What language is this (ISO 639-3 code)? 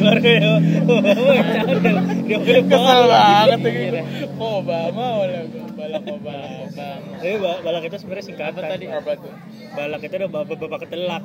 ind